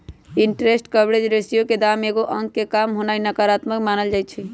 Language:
Magahi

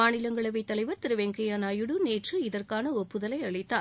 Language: Tamil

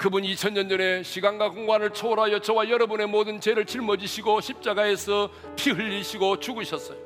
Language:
Korean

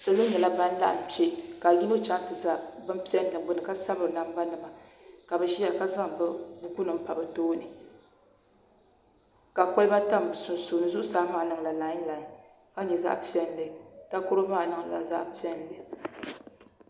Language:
Dagbani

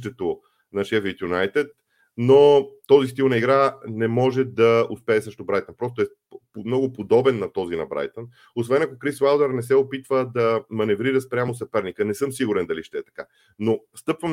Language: Bulgarian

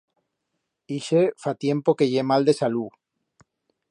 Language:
Aragonese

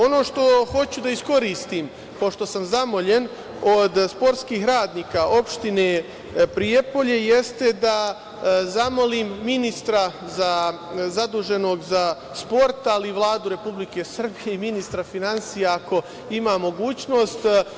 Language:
Serbian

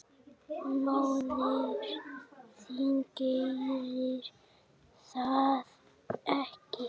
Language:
Icelandic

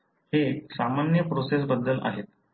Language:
Marathi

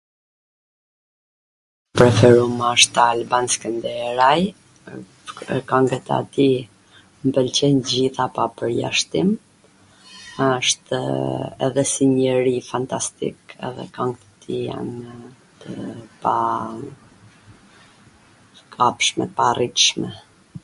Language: Gheg Albanian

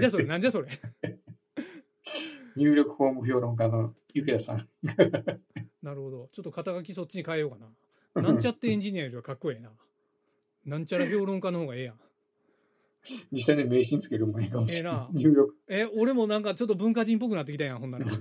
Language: Japanese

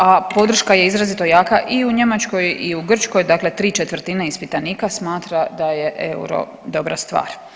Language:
Croatian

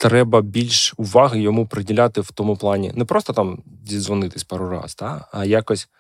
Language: Ukrainian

